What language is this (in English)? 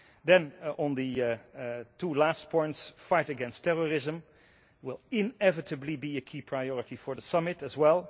English